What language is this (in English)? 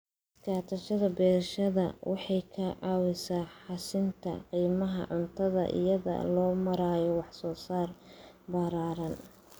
Somali